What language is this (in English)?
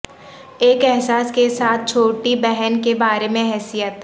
Urdu